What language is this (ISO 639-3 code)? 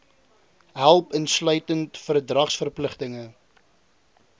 afr